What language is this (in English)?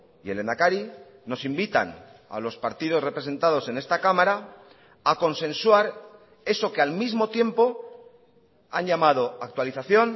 Spanish